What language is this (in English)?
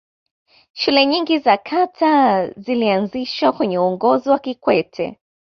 Swahili